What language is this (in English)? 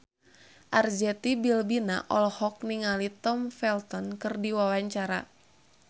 Sundanese